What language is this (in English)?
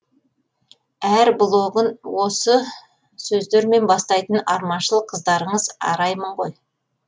Kazakh